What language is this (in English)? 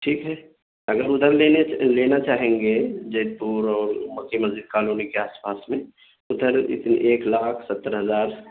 Urdu